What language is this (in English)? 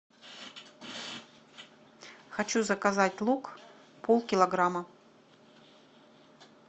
Russian